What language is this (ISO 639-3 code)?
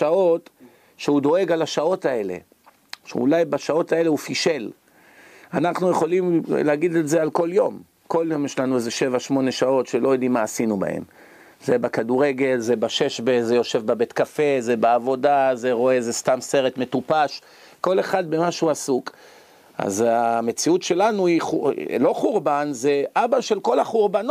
heb